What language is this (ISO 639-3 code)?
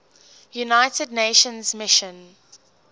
eng